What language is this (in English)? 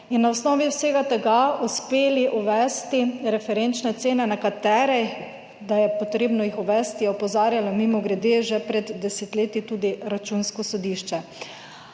Slovenian